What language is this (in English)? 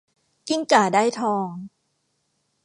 Thai